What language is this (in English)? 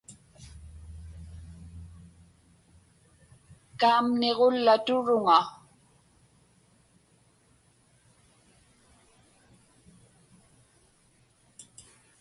Inupiaq